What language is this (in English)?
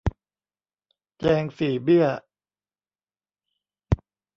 Thai